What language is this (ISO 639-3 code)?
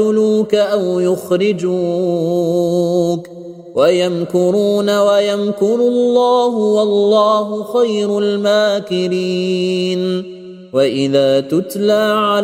ara